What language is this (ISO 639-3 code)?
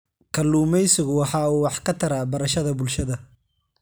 som